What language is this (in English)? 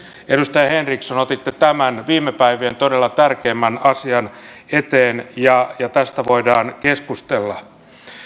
Finnish